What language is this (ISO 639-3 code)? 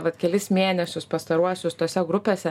lit